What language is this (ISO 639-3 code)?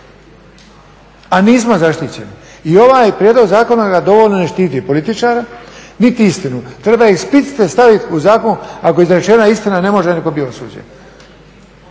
hrv